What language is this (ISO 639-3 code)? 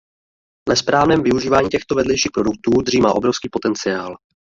ces